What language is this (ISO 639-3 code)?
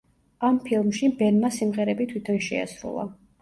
kat